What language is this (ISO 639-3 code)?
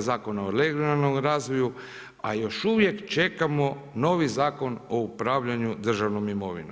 hrv